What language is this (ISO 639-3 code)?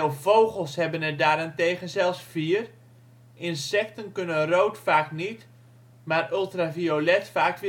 nld